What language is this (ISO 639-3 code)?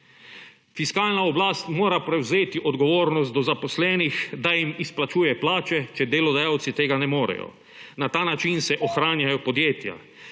slv